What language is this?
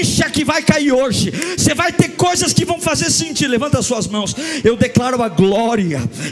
Portuguese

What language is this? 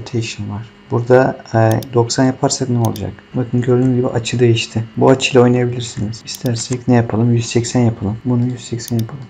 Turkish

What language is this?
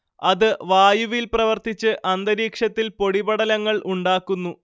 Malayalam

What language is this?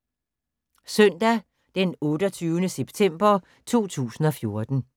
Danish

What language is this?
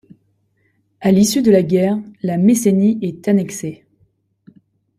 French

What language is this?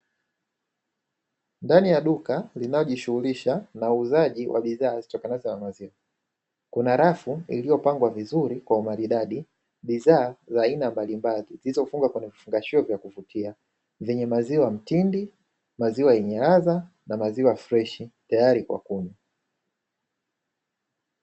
Swahili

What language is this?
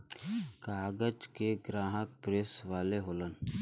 Bhojpuri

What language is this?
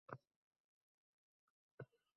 Uzbek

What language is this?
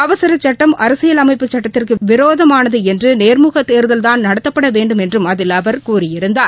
Tamil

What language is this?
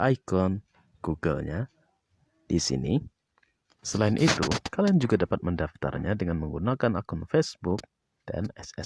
Indonesian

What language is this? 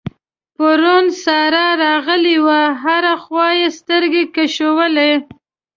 Pashto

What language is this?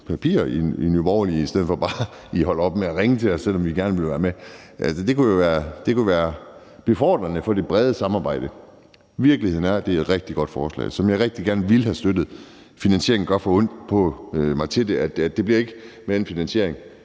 Danish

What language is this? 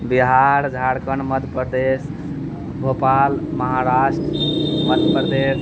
Maithili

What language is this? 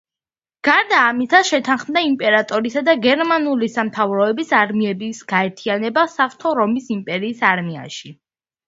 Georgian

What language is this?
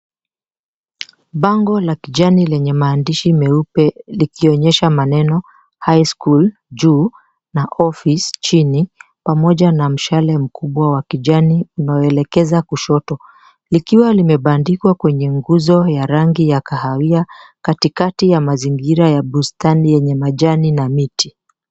Swahili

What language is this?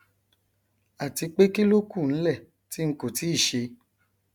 Yoruba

